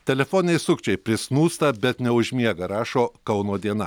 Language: Lithuanian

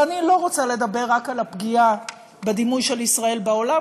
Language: Hebrew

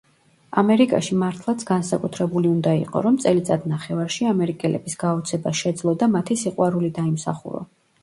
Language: Georgian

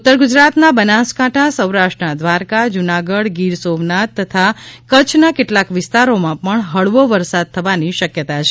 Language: Gujarati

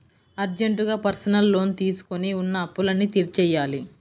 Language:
Telugu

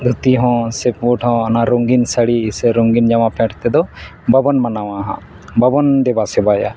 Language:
Santali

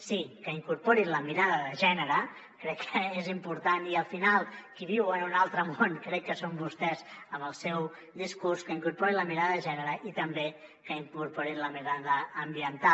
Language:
Catalan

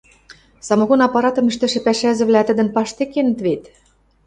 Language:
Western Mari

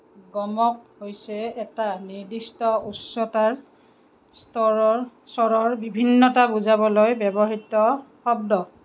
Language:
Assamese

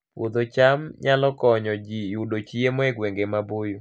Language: Luo (Kenya and Tanzania)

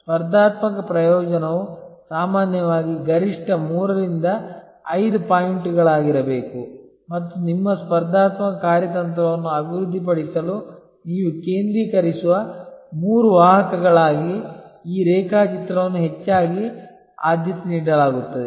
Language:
Kannada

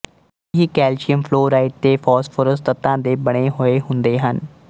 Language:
Punjabi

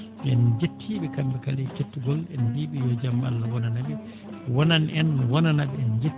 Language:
Fula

